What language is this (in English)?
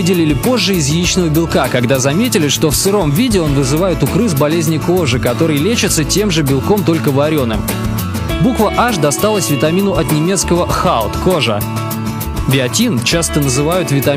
Russian